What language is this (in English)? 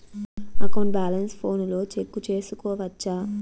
Telugu